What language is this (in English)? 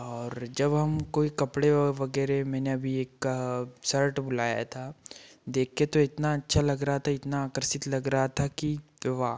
Hindi